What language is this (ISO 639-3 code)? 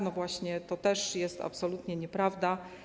pol